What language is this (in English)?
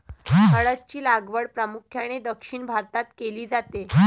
Marathi